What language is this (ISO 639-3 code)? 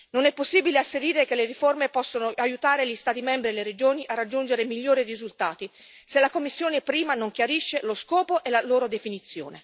ita